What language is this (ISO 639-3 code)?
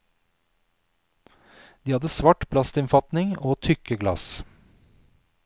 nor